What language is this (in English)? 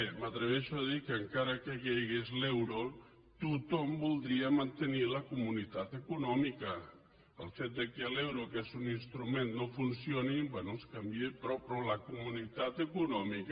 Catalan